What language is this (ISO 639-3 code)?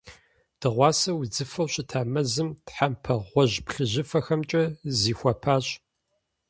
kbd